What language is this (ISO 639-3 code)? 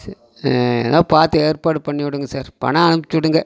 tam